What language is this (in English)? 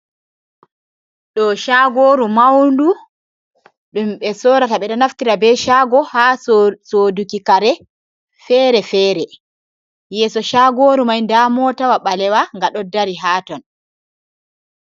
Fula